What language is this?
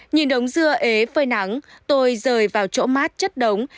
Vietnamese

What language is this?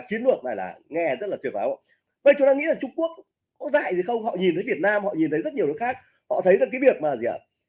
Vietnamese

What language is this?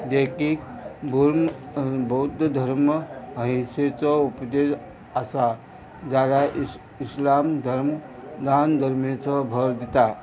Konkani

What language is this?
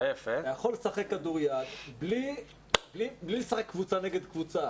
Hebrew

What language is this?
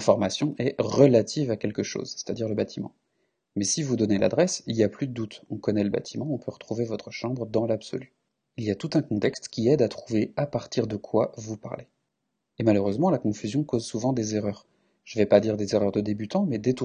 French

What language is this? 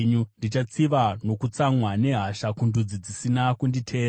Shona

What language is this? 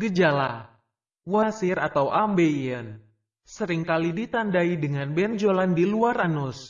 Indonesian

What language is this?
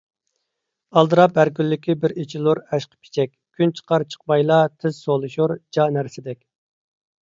Uyghur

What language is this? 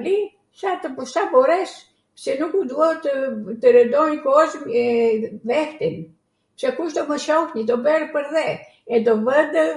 Arvanitika Albanian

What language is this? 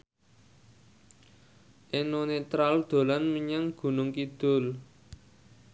Javanese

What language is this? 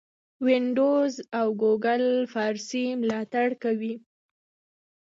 Pashto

